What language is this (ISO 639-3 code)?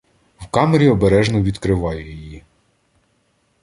ukr